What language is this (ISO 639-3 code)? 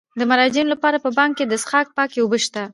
pus